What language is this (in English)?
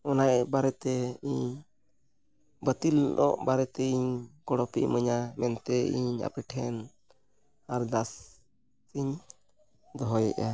Santali